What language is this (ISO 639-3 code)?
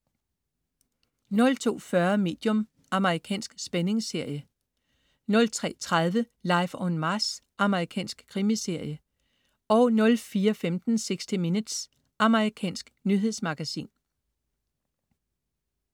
dan